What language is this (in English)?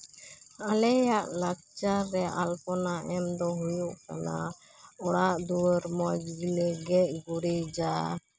Santali